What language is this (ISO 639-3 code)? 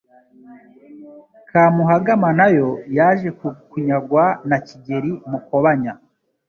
kin